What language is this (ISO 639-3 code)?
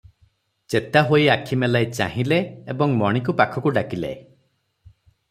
ori